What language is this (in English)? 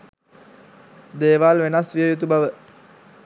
Sinhala